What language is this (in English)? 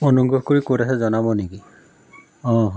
Assamese